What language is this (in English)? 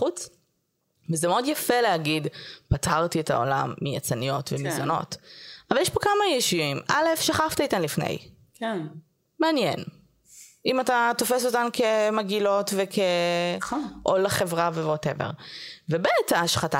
Hebrew